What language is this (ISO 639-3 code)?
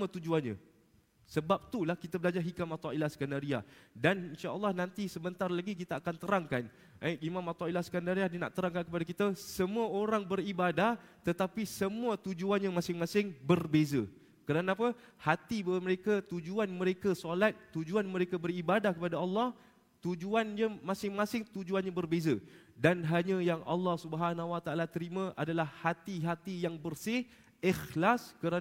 msa